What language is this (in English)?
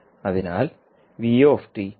Malayalam